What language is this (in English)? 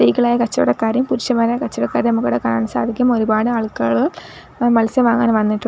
Malayalam